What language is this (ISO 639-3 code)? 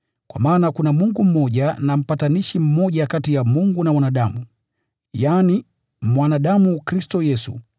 swa